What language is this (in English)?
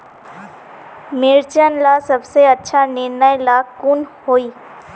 Magahi